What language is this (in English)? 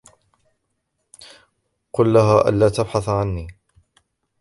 Arabic